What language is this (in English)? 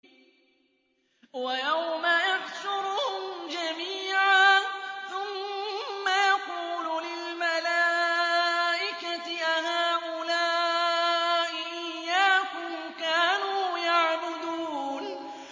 Arabic